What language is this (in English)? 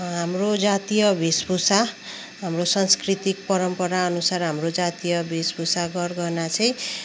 Nepali